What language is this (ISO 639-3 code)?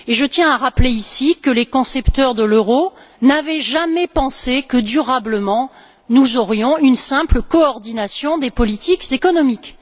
fra